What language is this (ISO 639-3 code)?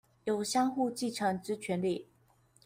zho